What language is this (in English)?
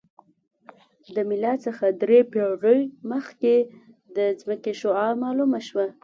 Pashto